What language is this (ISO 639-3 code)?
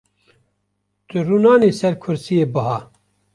kur